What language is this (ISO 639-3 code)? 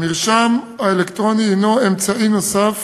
heb